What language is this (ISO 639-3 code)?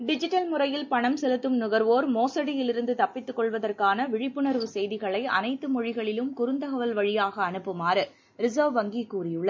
tam